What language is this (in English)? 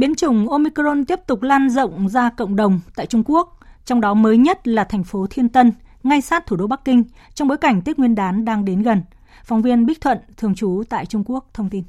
Vietnamese